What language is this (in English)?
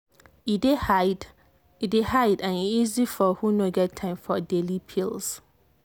Nigerian Pidgin